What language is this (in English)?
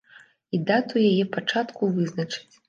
Belarusian